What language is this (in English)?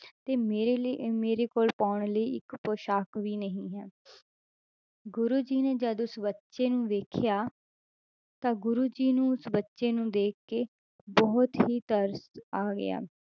Punjabi